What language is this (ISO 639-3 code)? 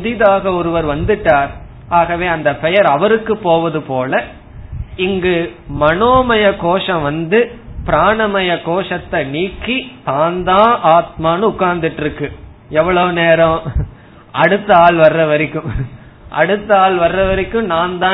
tam